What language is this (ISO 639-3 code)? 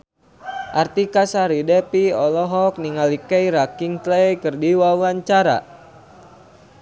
sun